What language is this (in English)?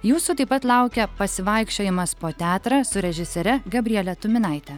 Lithuanian